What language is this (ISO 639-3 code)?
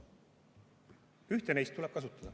est